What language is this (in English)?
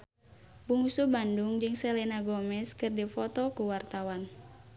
Sundanese